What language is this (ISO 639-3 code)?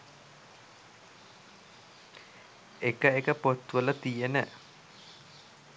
sin